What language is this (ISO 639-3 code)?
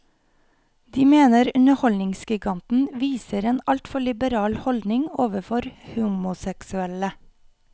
nor